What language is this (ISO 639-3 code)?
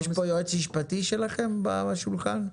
heb